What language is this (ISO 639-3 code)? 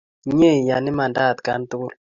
kln